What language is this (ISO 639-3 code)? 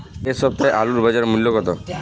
ben